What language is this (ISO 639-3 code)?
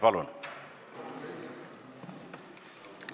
est